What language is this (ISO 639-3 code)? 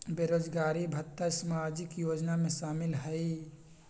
mag